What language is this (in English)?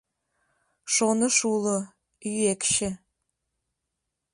Mari